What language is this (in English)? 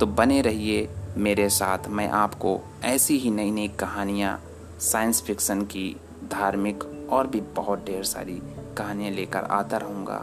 Hindi